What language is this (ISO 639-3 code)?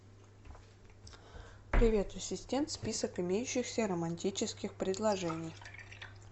rus